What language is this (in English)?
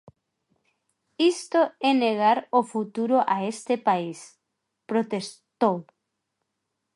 Galician